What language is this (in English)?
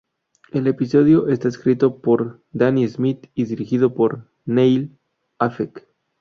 Spanish